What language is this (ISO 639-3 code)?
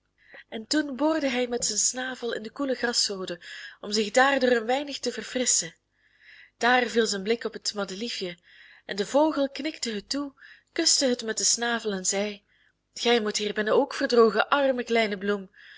nld